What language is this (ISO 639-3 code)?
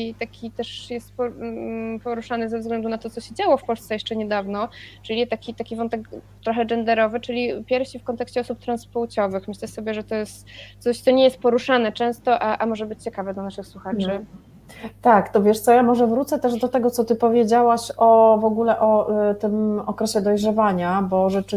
pol